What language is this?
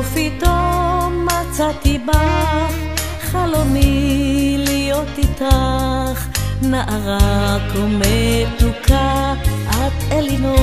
Hebrew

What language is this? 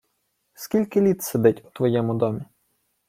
Ukrainian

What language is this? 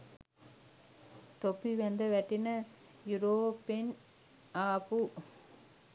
Sinhala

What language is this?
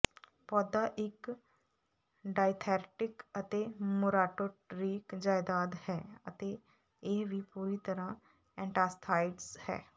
Punjabi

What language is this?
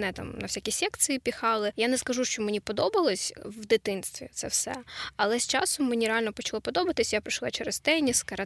Ukrainian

